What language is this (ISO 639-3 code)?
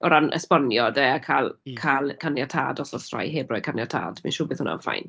cym